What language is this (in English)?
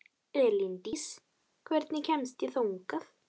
Icelandic